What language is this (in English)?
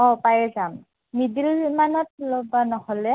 Assamese